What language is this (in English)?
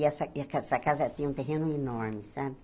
Portuguese